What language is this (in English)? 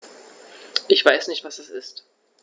German